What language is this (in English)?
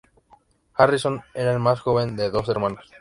Spanish